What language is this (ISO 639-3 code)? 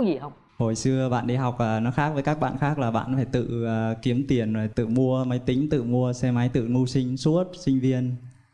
vie